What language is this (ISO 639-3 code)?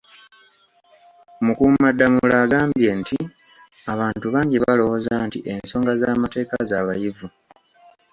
lug